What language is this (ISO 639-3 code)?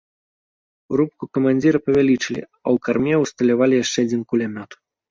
bel